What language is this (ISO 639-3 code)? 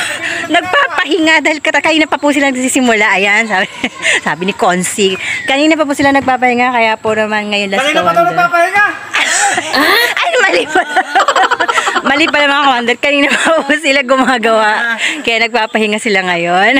fil